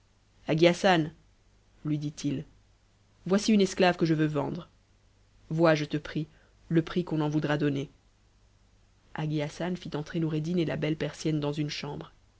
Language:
French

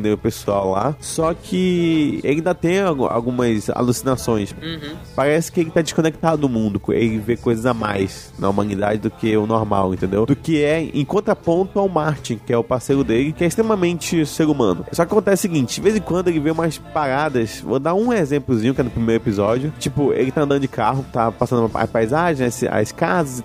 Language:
Portuguese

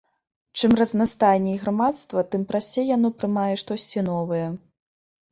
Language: Belarusian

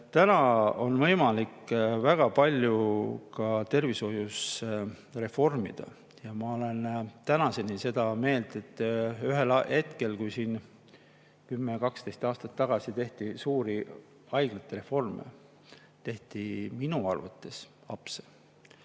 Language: Estonian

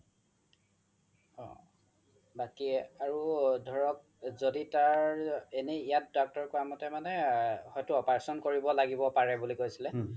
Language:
Assamese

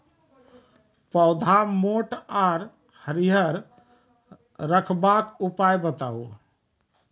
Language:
Maithili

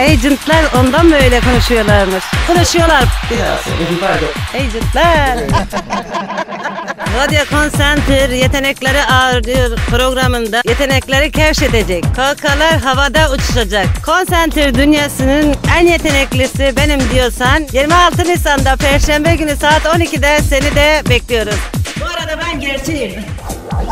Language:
Turkish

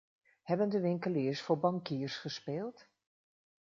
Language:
Dutch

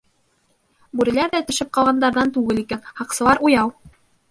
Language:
Bashkir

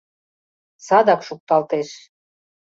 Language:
Mari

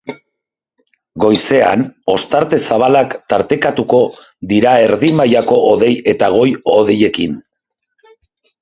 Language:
Basque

